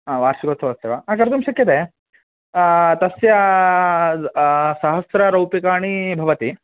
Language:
Sanskrit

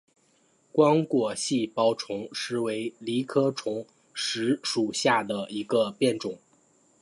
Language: Chinese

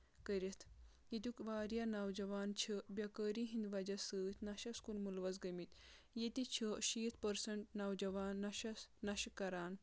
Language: Kashmiri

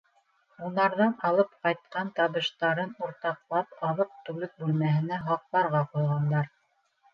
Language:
Bashkir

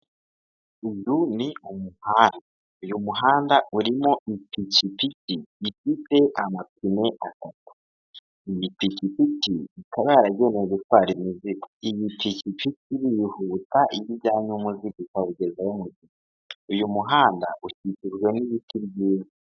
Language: Kinyarwanda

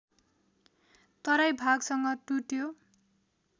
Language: Nepali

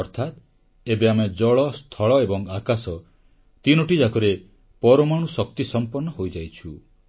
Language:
Odia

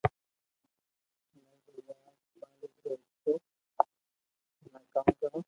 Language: Loarki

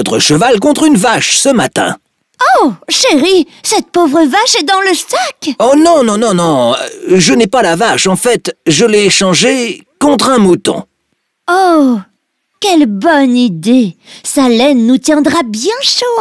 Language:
French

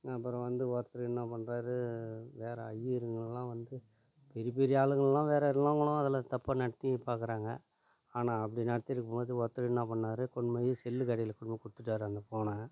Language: Tamil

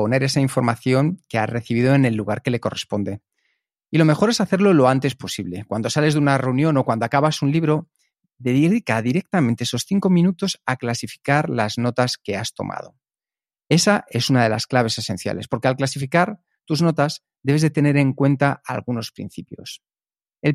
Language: Spanish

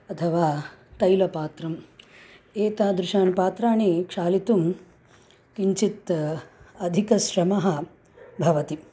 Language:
Sanskrit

